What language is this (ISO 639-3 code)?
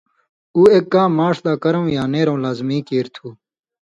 mvy